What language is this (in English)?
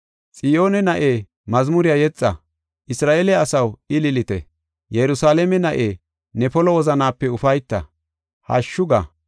Gofa